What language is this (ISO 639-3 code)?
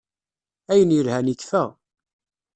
kab